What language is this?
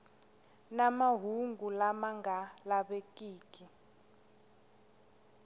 Tsonga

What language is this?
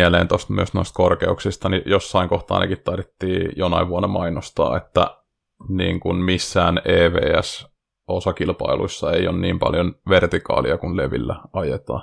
Finnish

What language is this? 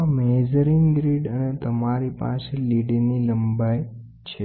Gujarati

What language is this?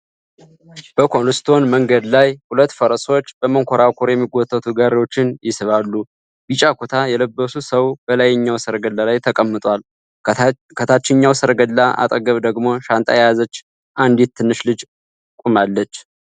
Amharic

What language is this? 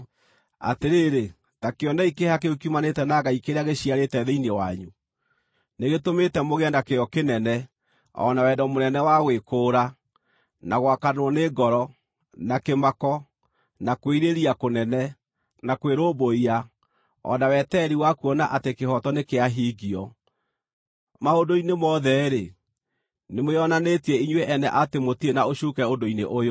Kikuyu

